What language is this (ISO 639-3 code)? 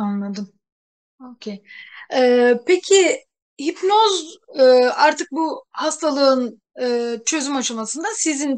tur